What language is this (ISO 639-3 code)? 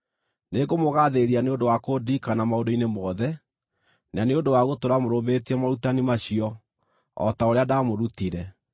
kik